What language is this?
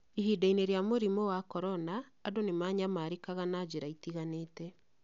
Kikuyu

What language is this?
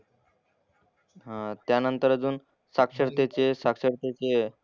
Marathi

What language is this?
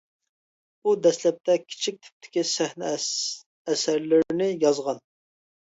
Uyghur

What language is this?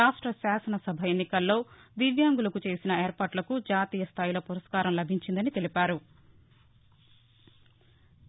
Telugu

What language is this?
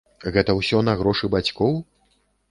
Belarusian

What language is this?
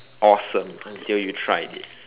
English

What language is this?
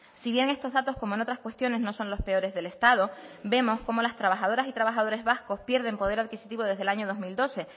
Spanish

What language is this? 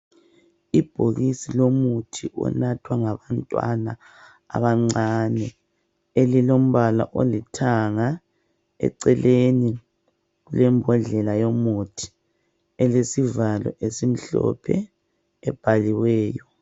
North Ndebele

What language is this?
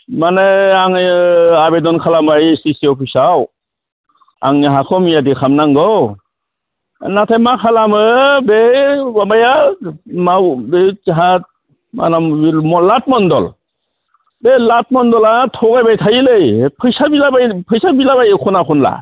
Bodo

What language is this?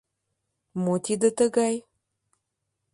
Mari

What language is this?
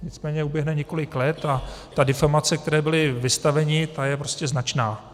Czech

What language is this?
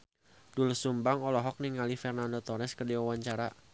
Sundanese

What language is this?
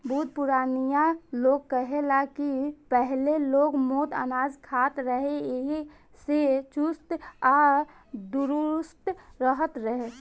Bhojpuri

